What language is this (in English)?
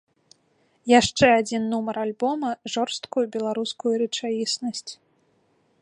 Belarusian